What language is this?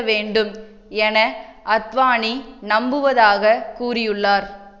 Tamil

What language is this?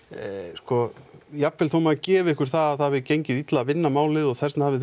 Icelandic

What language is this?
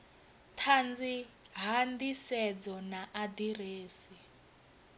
Venda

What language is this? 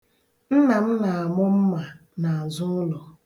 Igbo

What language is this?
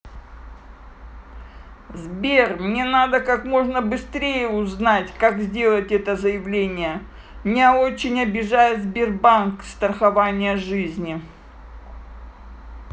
Russian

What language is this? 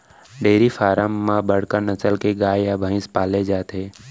Chhattisgarhi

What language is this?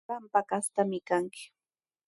Sihuas Ancash Quechua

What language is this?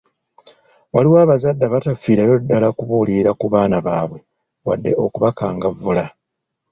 Ganda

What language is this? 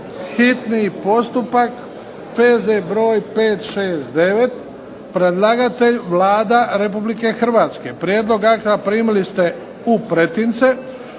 Croatian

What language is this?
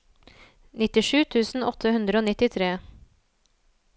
Norwegian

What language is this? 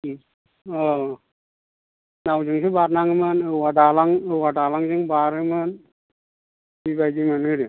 Bodo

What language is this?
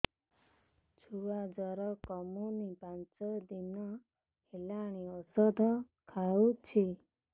Odia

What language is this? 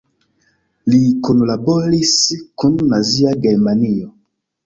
Esperanto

